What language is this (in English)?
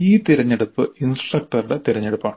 Malayalam